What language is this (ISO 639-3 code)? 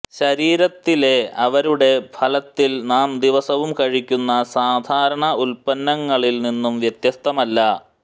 mal